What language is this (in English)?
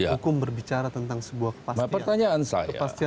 Indonesian